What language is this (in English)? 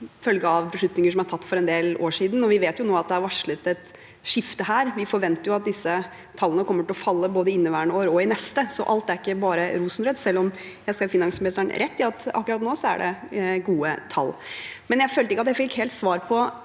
Norwegian